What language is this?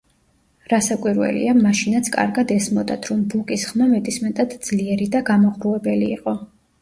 Georgian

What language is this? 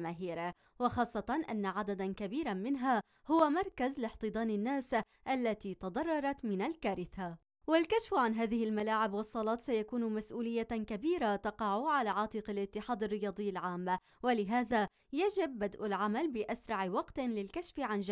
Arabic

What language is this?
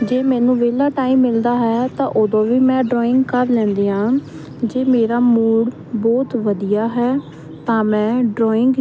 Punjabi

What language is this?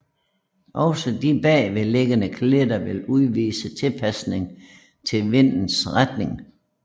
Danish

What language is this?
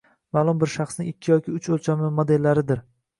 Uzbek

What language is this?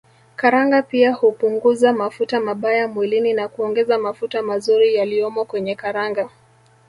Swahili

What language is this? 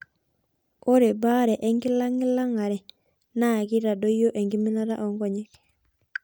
Masai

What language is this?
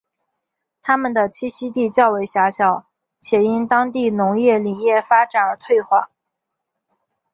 Chinese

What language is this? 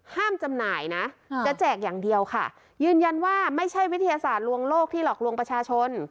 Thai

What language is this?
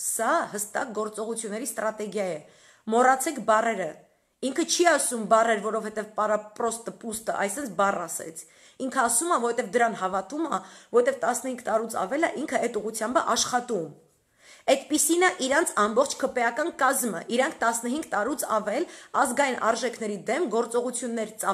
Romanian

